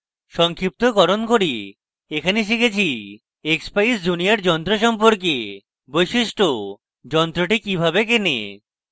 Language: Bangla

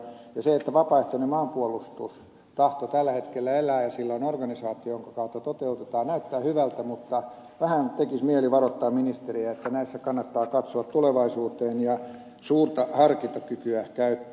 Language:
Finnish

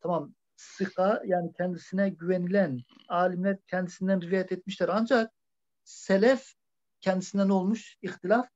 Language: Turkish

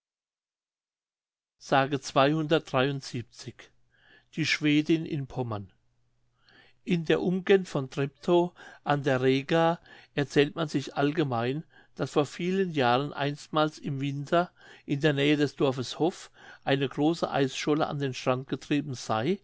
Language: German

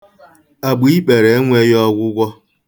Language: Igbo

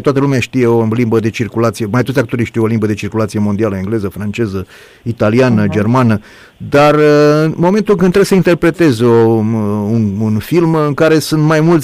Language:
Romanian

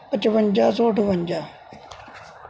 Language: Punjabi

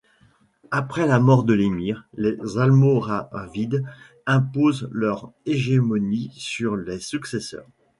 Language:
French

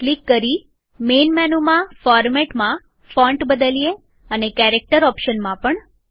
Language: Gujarati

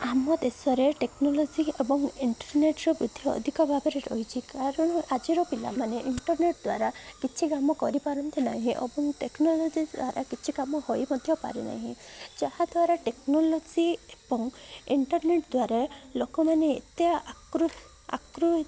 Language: Odia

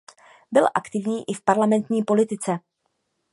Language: Czech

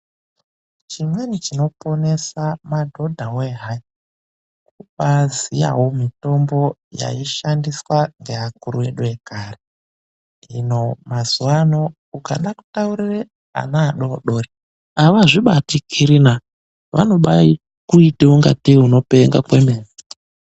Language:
Ndau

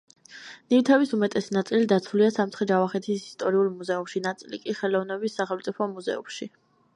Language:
Georgian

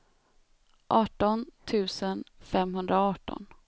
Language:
Swedish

